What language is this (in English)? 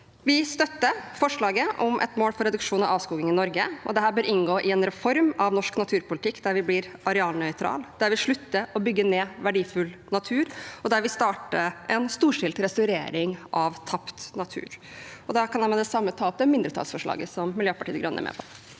Norwegian